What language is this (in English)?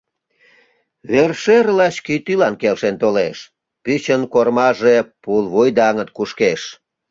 Mari